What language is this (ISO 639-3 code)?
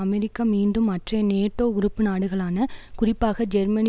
tam